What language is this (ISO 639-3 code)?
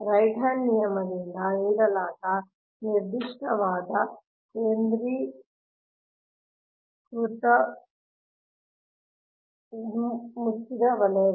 kan